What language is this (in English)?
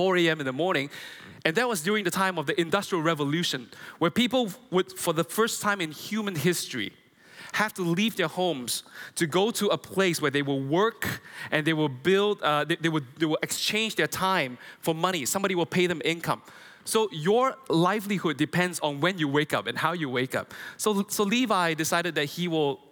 English